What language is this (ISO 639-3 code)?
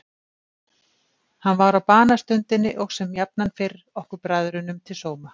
isl